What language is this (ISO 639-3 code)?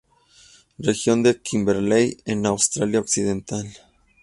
spa